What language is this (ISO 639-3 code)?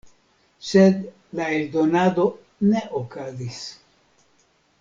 epo